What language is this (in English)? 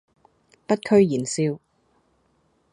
Cantonese